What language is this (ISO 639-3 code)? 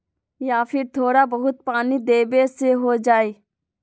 mag